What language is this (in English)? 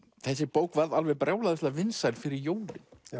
Icelandic